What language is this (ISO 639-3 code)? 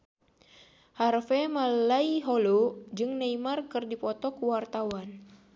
sun